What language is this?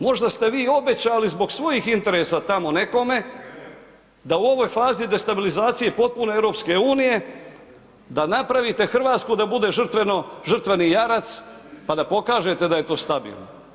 Croatian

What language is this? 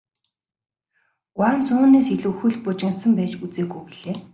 Mongolian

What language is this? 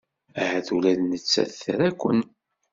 Kabyle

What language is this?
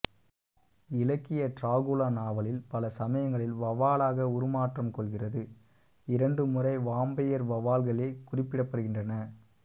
Tamil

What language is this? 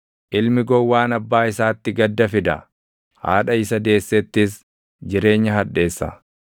Oromo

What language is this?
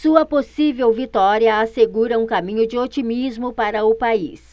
Portuguese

